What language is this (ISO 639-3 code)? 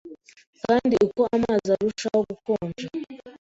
kin